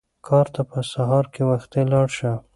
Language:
Pashto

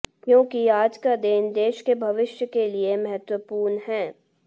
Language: Hindi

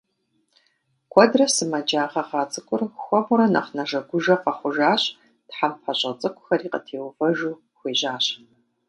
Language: Kabardian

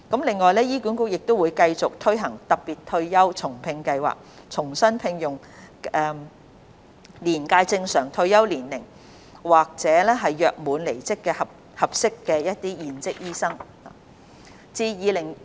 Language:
Cantonese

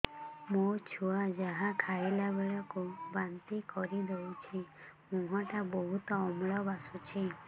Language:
Odia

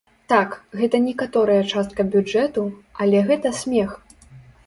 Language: Belarusian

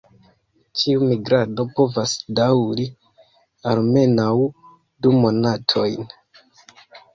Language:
Esperanto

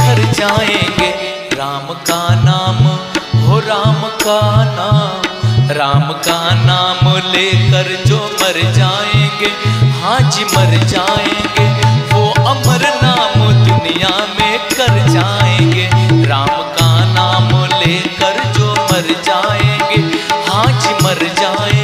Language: Hindi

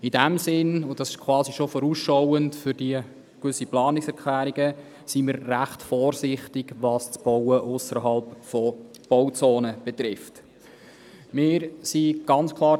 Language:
Swiss German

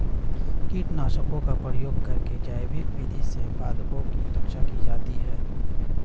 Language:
Hindi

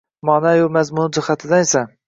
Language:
Uzbek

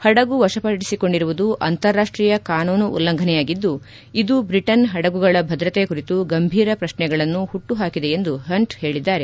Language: Kannada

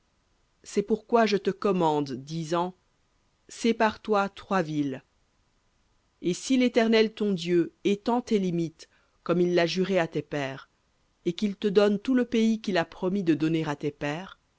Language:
French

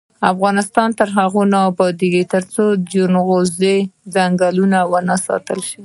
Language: Pashto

